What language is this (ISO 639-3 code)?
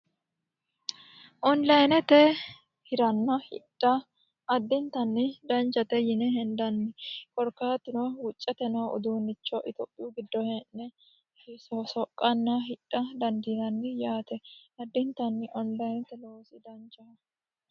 sid